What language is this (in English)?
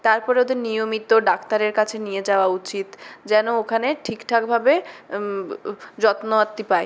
Bangla